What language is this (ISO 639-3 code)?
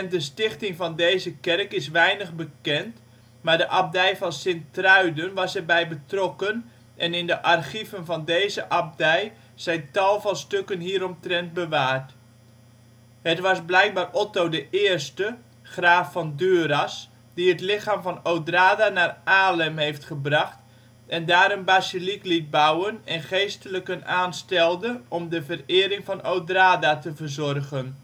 nld